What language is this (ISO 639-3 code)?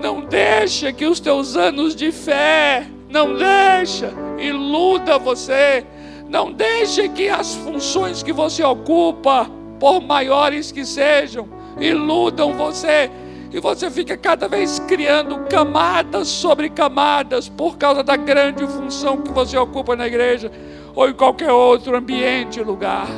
por